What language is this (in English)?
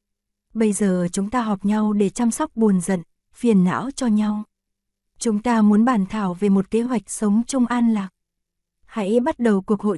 Vietnamese